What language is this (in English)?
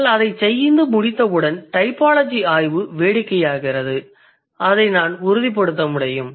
Tamil